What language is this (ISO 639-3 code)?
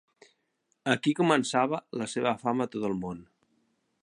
cat